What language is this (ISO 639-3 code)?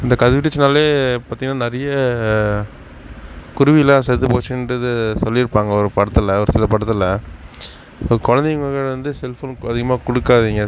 tam